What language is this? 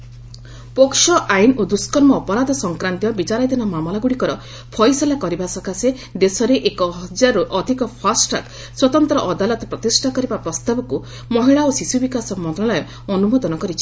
Odia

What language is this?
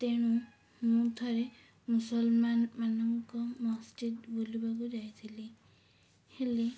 Odia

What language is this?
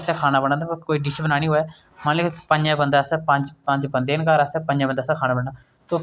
Dogri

